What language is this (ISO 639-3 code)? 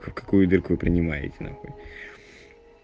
rus